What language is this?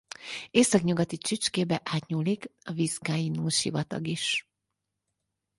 Hungarian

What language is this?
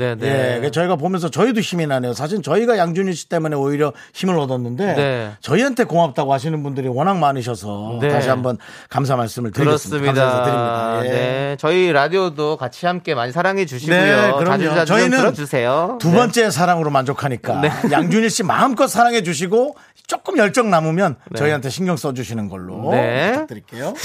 Korean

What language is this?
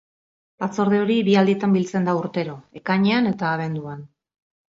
Basque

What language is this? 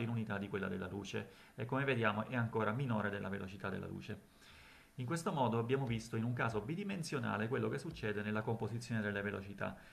Italian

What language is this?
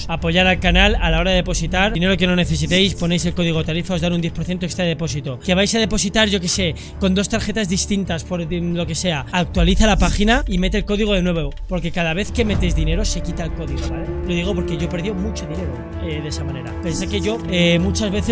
Spanish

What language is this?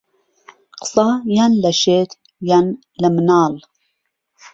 Central Kurdish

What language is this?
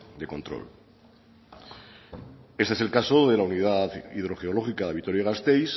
Spanish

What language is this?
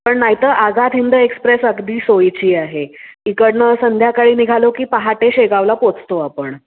Marathi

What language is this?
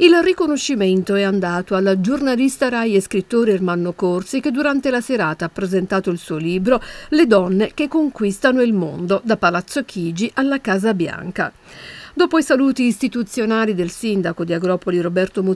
Italian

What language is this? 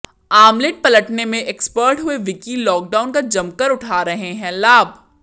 Hindi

